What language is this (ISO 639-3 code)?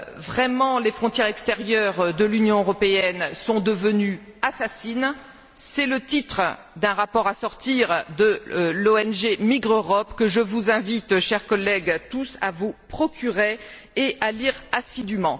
fra